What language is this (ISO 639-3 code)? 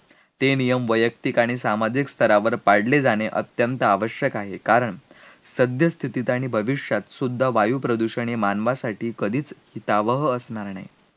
mar